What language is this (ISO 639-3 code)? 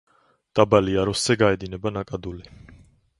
kat